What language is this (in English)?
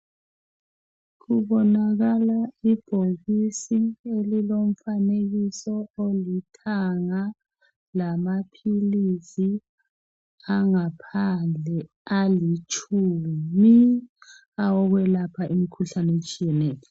North Ndebele